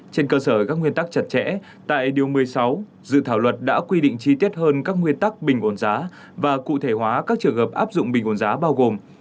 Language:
Vietnamese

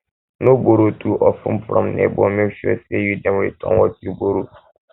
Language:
Nigerian Pidgin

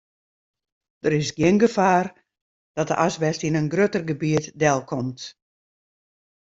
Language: Western Frisian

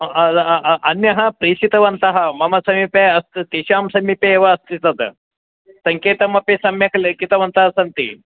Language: Sanskrit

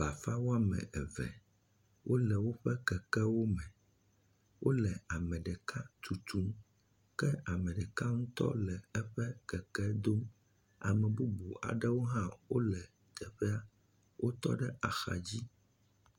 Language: Ewe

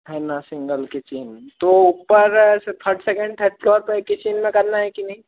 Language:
Hindi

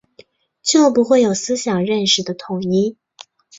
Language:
Chinese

